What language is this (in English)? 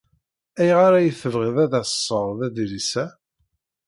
Kabyle